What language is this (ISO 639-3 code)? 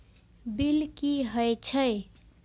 mai